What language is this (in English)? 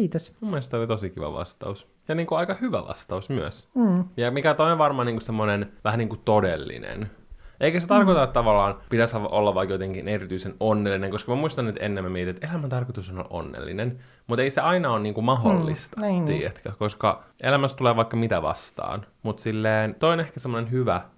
Finnish